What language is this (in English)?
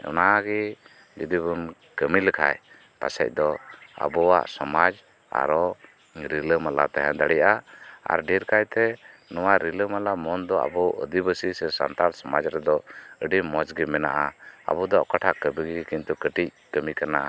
Santali